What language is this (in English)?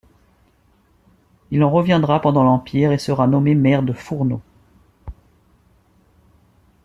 French